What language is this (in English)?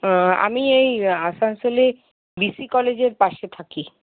Bangla